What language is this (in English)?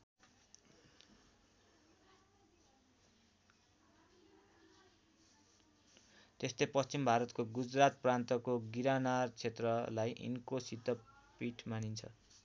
Nepali